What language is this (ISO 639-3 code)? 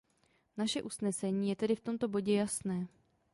ces